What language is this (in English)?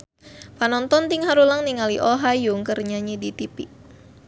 Sundanese